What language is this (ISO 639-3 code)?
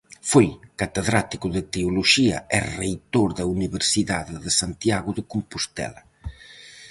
glg